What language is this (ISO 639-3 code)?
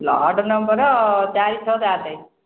ori